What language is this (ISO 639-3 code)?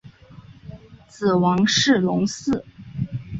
zho